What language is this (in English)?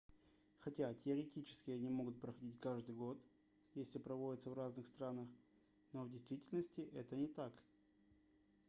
Russian